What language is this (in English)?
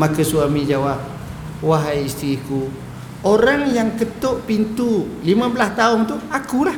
Malay